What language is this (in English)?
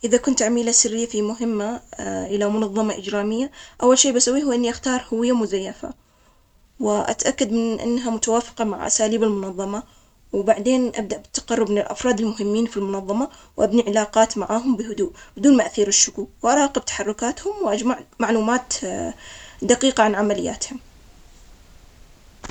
Omani Arabic